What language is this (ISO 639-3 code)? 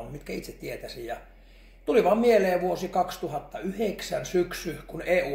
fin